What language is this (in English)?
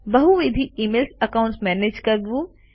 Gujarati